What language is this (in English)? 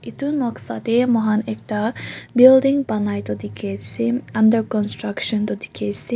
Naga Pidgin